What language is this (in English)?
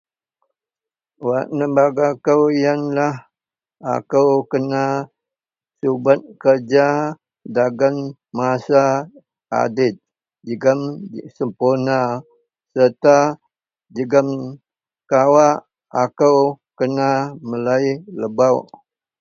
Central Melanau